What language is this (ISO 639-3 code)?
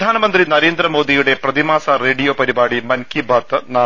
mal